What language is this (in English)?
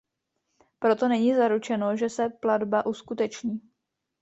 Czech